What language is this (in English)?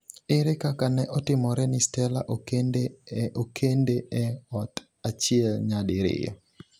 Luo (Kenya and Tanzania)